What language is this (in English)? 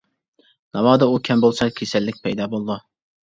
Uyghur